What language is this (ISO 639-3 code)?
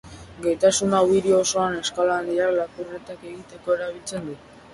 eus